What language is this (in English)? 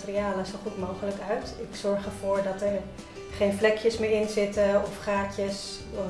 Dutch